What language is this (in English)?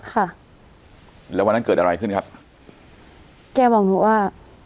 Thai